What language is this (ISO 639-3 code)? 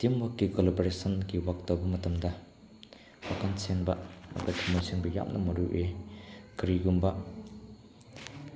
mni